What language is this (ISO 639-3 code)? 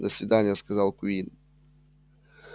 rus